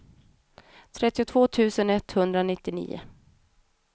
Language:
Swedish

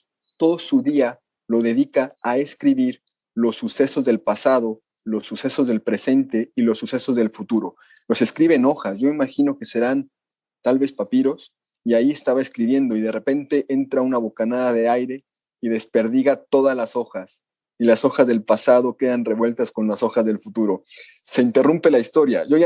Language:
Spanish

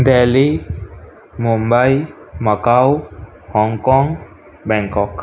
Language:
Sindhi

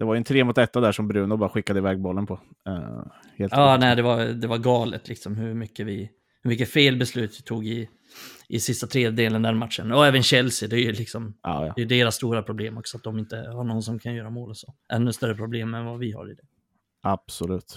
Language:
Swedish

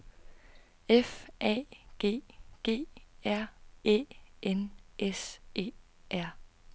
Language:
Danish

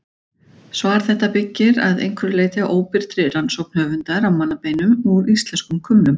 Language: Icelandic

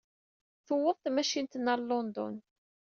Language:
Kabyle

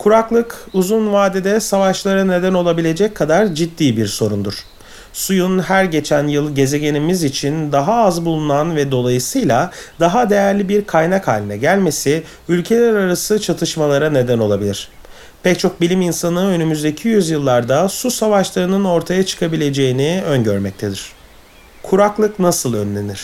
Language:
Turkish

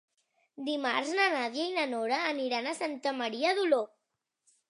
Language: Catalan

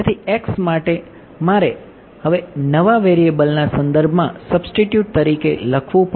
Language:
Gujarati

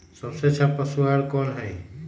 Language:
Magahi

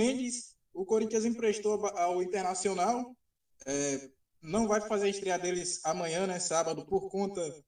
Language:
Portuguese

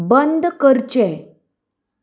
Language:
Konkani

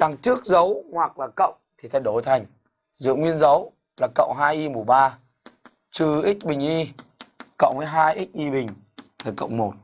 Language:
Vietnamese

